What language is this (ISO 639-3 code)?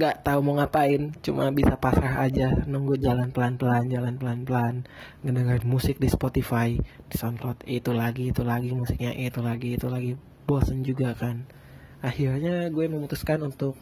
ind